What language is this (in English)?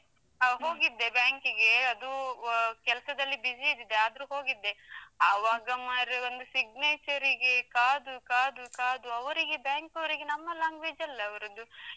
Kannada